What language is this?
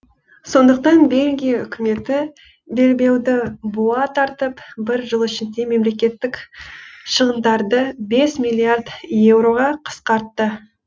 Kazakh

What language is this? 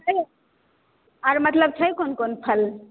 Maithili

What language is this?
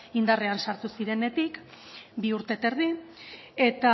Basque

